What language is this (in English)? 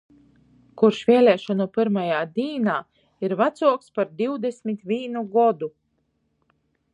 Latgalian